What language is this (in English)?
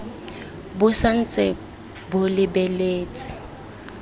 Tswana